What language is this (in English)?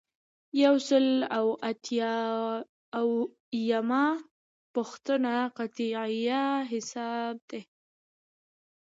Pashto